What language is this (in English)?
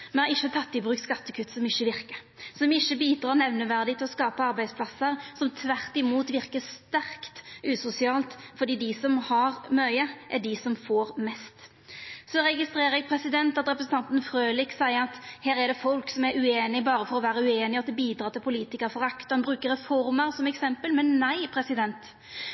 Norwegian Nynorsk